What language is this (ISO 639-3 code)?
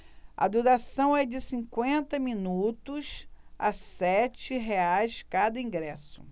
por